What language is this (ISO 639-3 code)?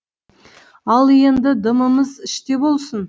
kaz